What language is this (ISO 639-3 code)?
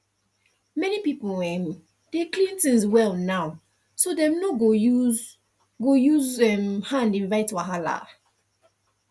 pcm